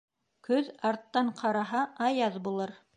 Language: Bashkir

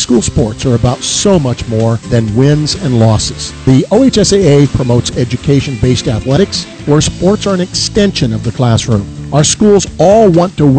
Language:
English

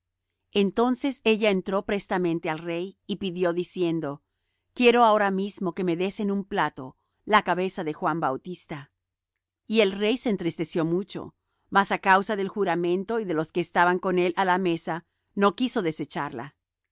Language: Spanish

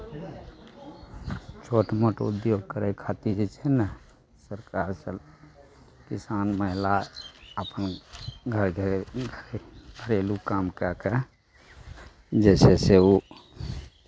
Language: Maithili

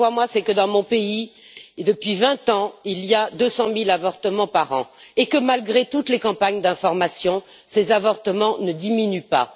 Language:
French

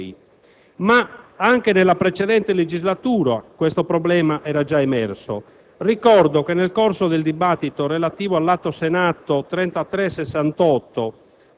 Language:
Italian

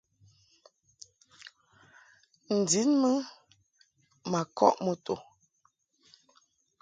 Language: Mungaka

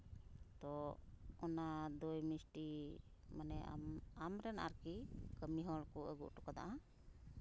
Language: Santali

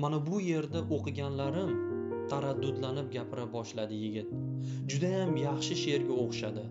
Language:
Turkish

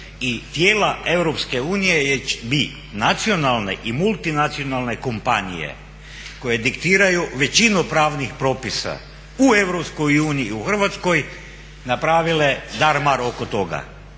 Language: Croatian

